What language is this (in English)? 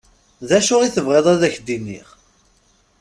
Kabyle